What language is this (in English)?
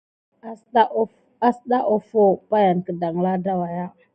Gidar